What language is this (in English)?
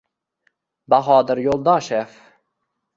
Uzbek